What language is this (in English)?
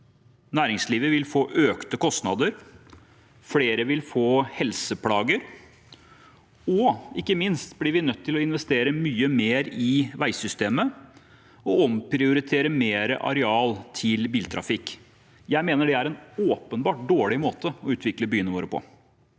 Norwegian